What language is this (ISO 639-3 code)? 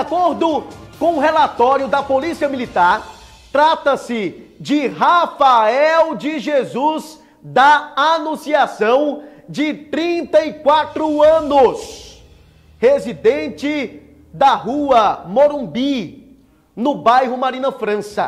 por